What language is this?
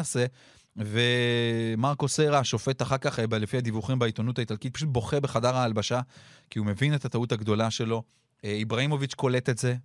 Hebrew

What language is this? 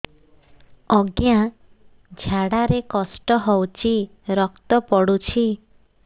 Odia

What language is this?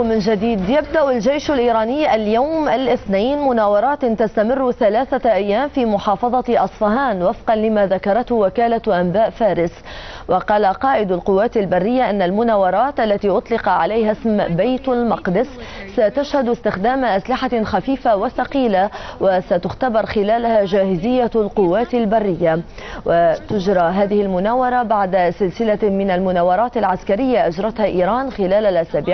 Arabic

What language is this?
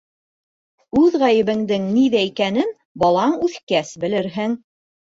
Bashkir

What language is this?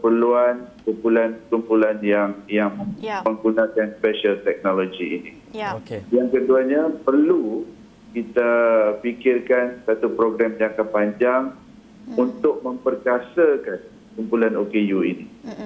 Malay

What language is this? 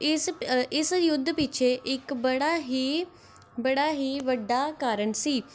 Punjabi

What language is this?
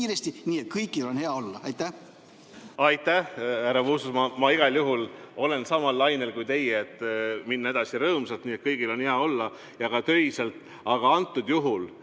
Estonian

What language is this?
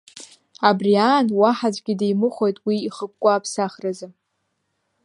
Abkhazian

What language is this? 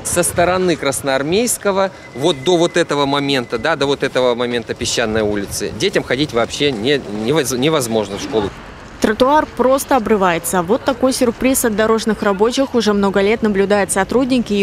Russian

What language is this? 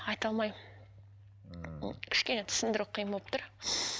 Kazakh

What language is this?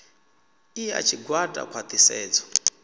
Venda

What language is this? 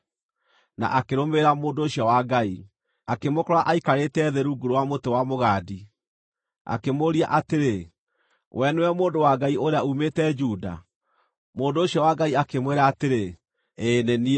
Kikuyu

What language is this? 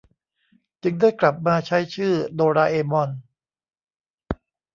Thai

